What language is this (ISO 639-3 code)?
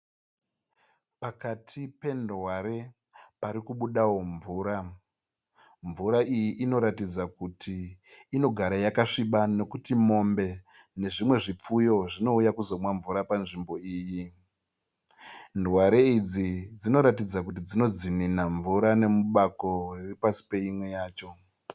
sna